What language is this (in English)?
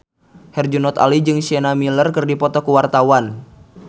Sundanese